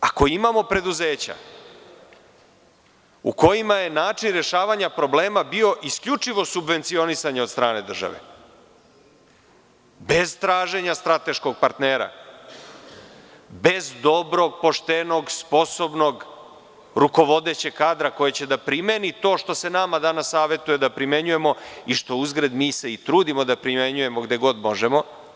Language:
Serbian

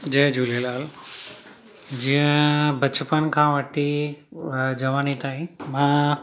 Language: Sindhi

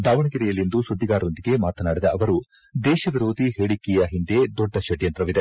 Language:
Kannada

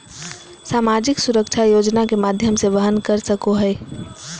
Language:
Magahi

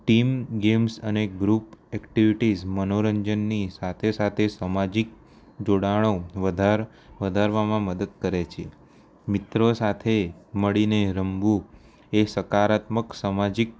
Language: Gujarati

